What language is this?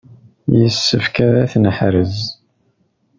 Kabyle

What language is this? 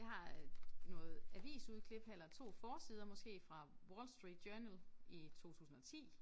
Danish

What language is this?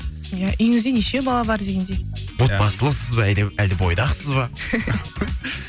Kazakh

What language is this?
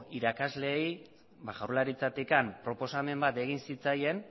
Basque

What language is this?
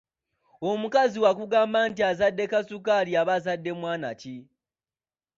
Ganda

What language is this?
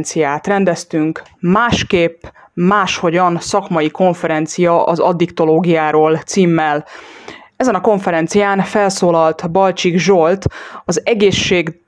Hungarian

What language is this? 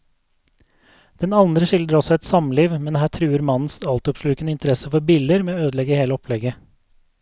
Norwegian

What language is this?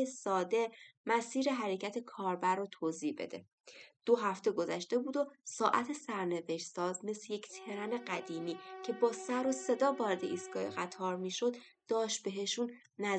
Persian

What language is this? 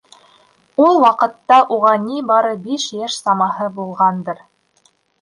Bashkir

